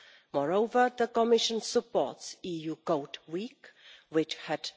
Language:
English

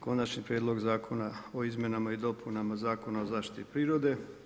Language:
Croatian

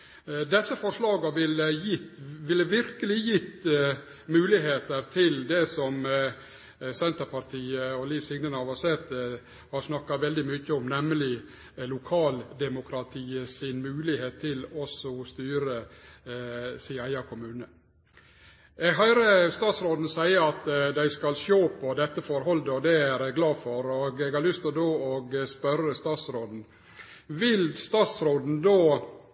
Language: Norwegian Nynorsk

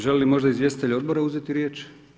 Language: Croatian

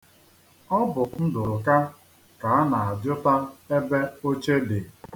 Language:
Igbo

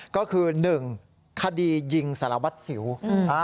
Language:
Thai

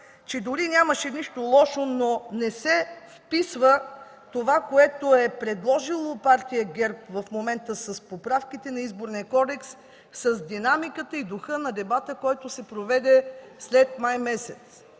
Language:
Bulgarian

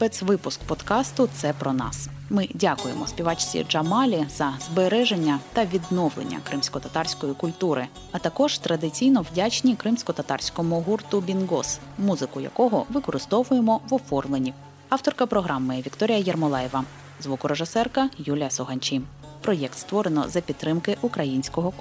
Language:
Ukrainian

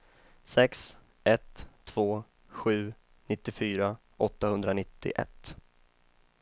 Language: Swedish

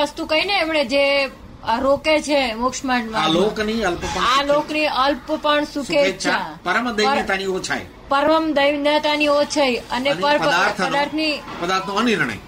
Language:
Gujarati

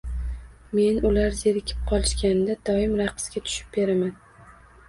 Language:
Uzbek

